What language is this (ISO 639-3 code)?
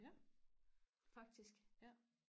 dan